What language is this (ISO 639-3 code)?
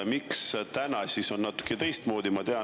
est